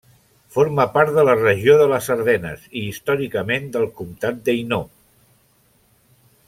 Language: Catalan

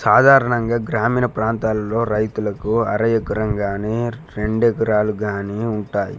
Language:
Telugu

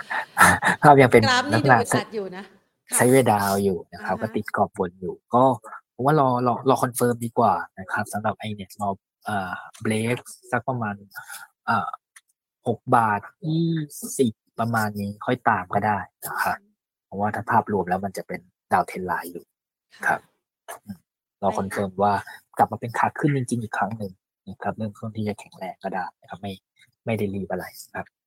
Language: Thai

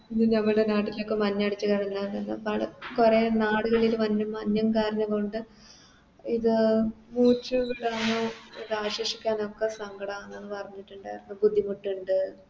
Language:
Malayalam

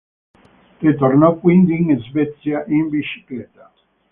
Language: Italian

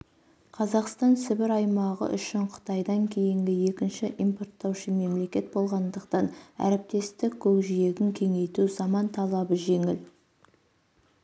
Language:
Kazakh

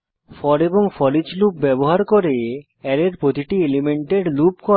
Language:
Bangla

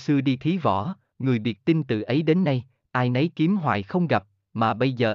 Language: Vietnamese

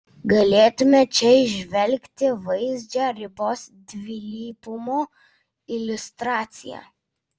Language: Lithuanian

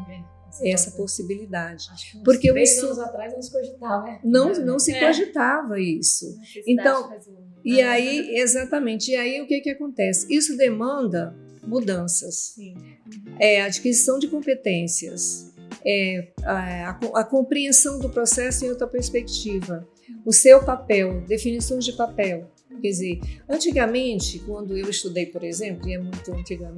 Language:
Portuguese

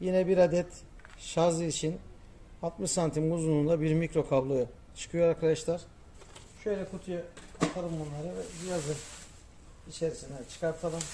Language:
Turkish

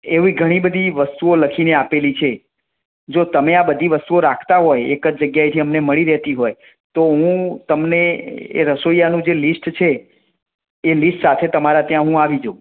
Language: Gujarati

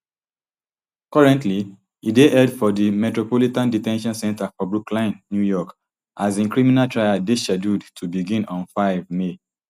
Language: Nigerian Pidgin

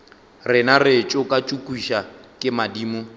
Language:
Northern Sotho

